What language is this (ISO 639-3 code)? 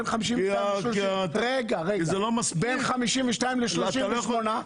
heb